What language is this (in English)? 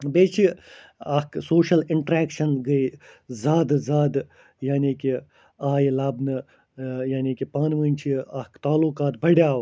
Kashmiri